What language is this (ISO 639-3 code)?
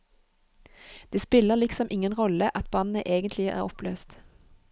nor